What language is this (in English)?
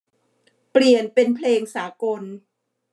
Thai